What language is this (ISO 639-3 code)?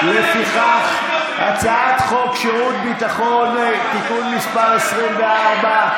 heb